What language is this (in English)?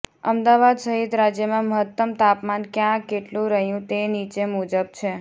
Gujarati